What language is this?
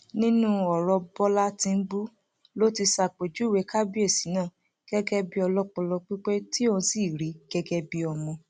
Yoruba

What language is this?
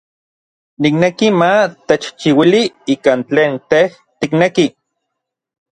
Orizaba Nahuatl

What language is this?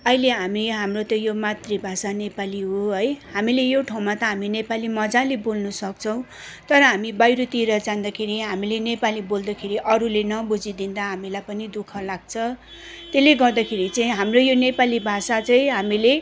Nepali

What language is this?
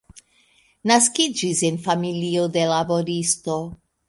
Esperanto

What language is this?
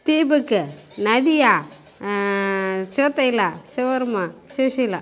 Tamil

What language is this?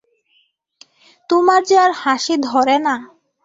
Bangla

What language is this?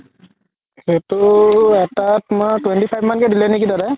Assamese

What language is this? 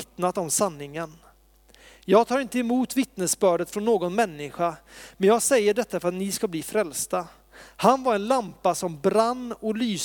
Swedish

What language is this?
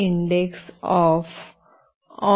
Marathi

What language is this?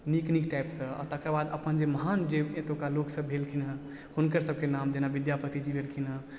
Maithili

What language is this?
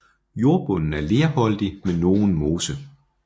Danish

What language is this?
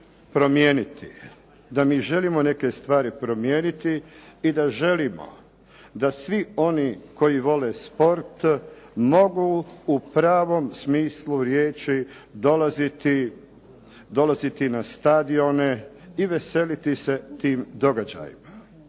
Croatian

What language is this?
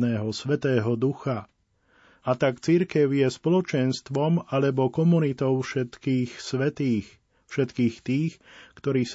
Slovak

